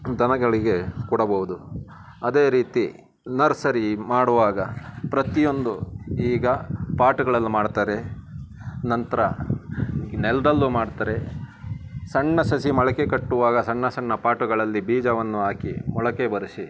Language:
Kannada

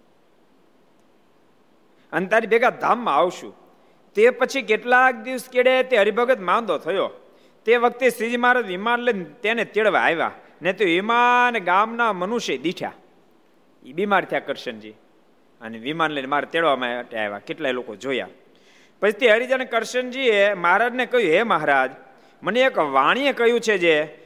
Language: Gujarati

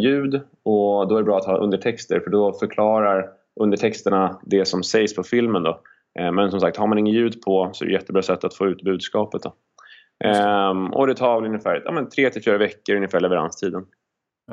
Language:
Swedish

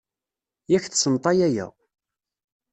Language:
Kabyle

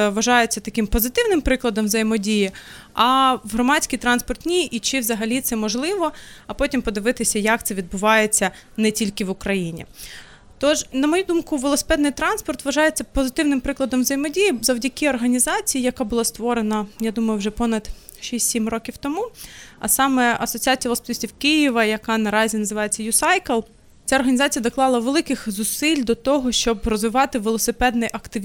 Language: Ukrainian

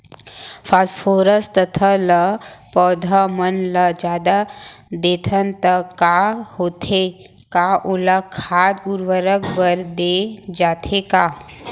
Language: Chhattisgarhi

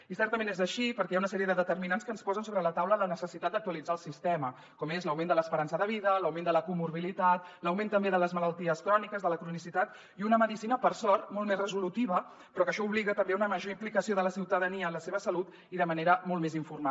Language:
Catalan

